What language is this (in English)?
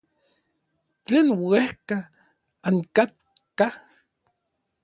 Orizaba Nahuatl